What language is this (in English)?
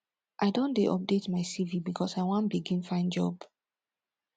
Nigerian Pidgin